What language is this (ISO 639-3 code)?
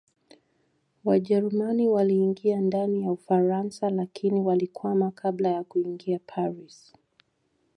swa